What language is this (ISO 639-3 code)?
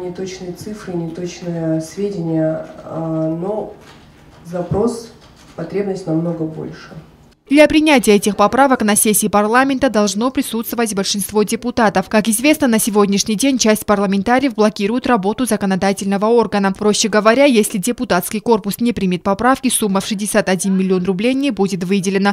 rus